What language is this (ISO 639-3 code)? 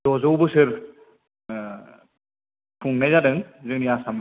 brx